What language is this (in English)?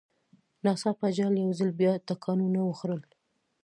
Pashto